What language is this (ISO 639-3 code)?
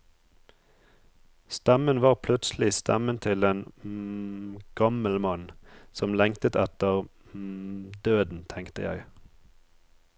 nor